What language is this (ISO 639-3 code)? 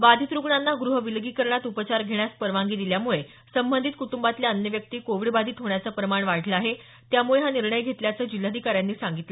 mar